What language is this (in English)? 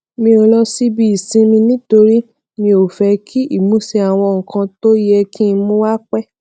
Yoruba